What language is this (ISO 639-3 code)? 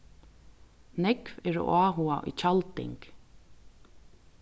fao